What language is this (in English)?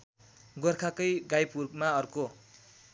Nepali